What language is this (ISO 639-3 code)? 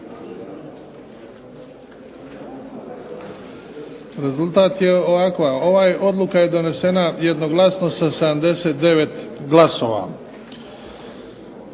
hrv